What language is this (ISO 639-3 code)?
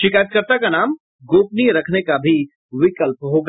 hin